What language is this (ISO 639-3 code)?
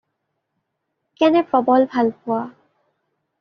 asm